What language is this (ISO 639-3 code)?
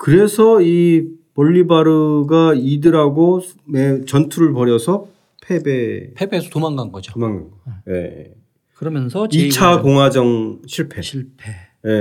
kor